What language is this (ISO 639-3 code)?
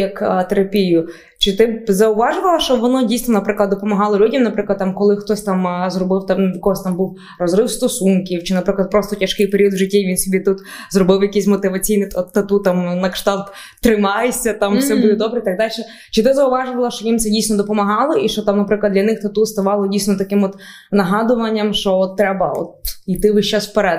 ukr